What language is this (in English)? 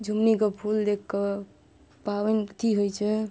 Maithili